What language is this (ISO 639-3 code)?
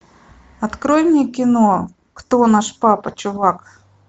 rus